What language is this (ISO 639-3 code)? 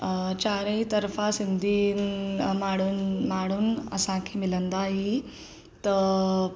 snd